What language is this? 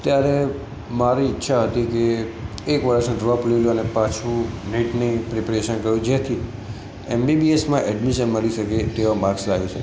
Gujarati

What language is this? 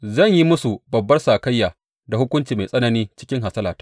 Hausa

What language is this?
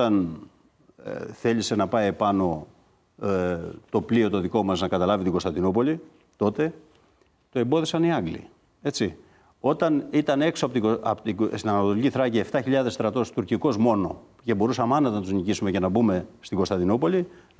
Greek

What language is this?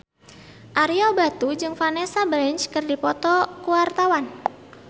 Sundanese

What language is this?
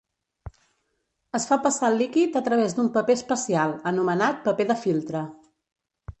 Catalan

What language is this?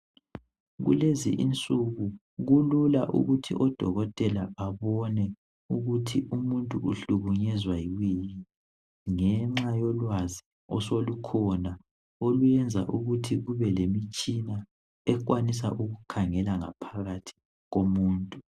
North Ndebele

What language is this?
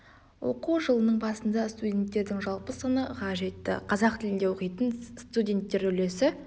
Kazakh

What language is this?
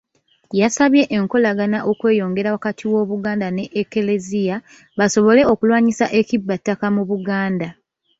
Ganda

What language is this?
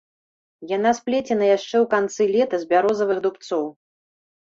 Belarusian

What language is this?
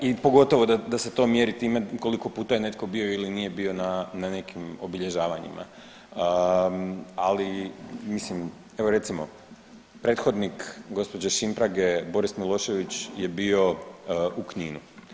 Croatian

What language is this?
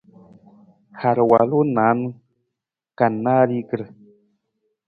Nawdm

